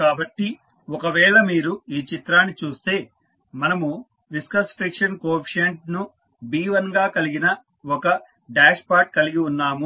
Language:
Telugu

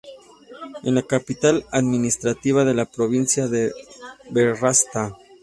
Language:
Spanish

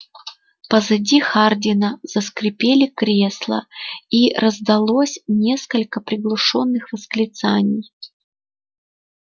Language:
Russian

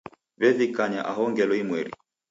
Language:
Taita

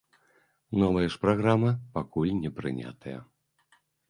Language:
Belarusian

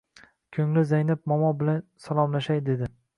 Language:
Uzbek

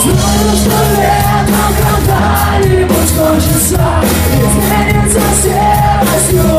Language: Czech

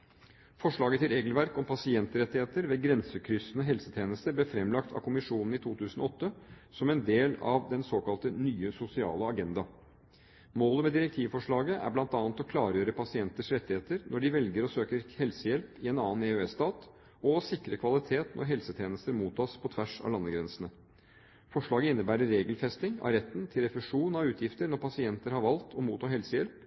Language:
Norwegian Bokmål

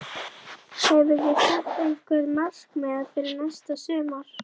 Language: Icelandic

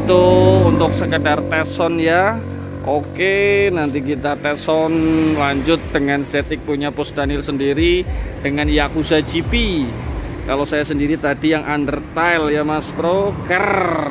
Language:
Indonesian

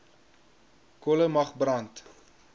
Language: Afrikaans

